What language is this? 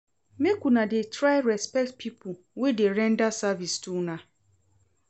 Nigerian Pidgin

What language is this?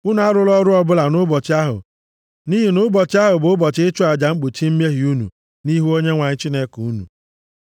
Igbo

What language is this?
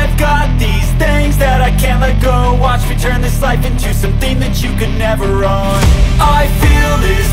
English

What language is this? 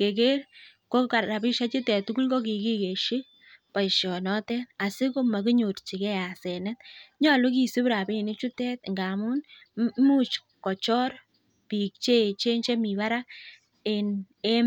Kalenjin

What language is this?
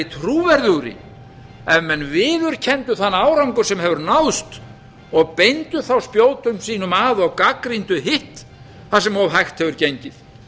Icelandic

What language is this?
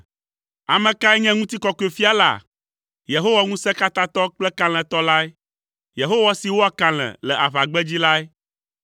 Ewe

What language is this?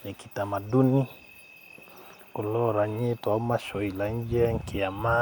Masai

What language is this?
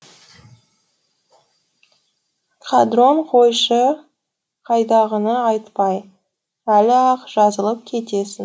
Kazakh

